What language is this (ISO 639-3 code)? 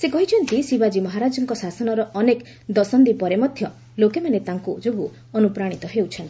ori